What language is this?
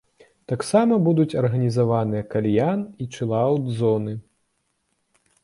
Belarusian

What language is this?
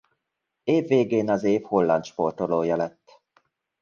Hungarian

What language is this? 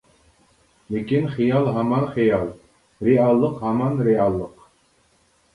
Uyghur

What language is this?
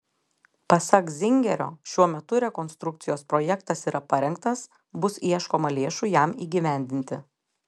Lithuanian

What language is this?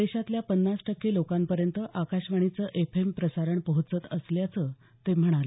Marathi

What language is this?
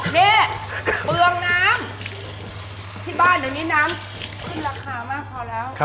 Thai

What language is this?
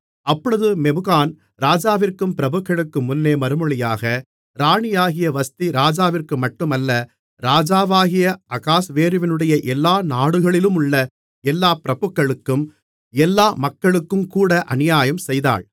Tamil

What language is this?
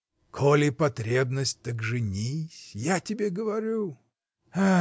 Russian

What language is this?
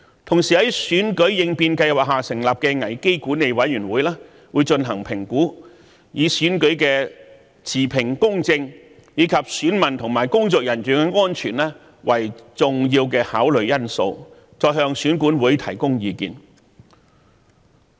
Cantonese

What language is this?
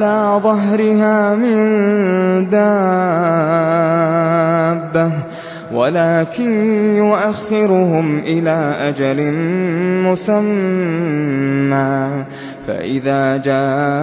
Arabic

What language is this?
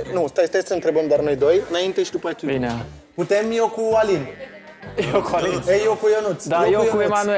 Romanian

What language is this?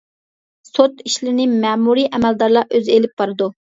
Uyghur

